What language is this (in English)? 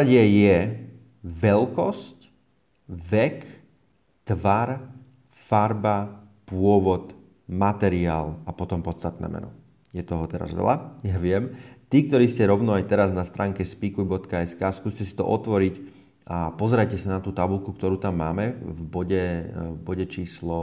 Slovak